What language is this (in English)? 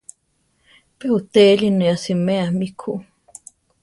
Central Tarahumara